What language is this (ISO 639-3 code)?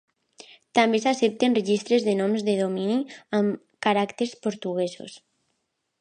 cat